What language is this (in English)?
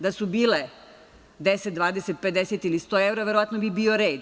Serbian